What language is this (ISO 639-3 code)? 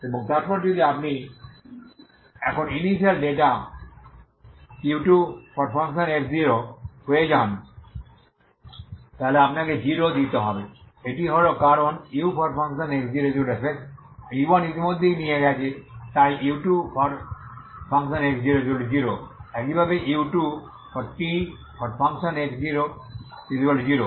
ben